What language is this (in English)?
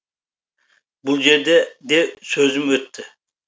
Kazakh